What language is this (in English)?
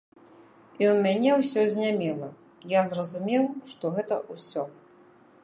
Belarusian